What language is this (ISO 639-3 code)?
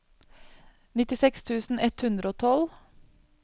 nor